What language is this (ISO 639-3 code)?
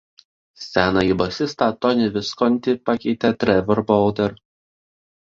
lit